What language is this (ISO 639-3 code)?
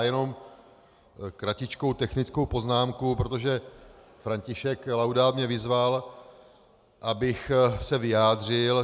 ces